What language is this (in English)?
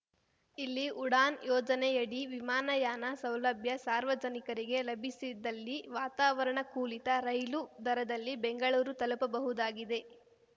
Kannada